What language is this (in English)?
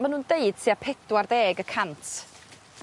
Welsh